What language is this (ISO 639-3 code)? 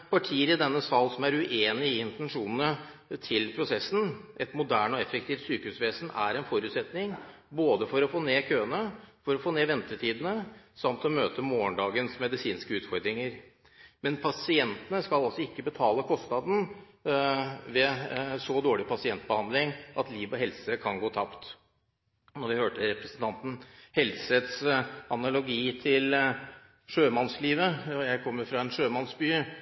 nob